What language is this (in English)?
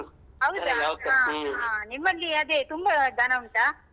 Kannada